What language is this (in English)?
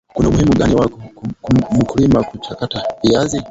Swahili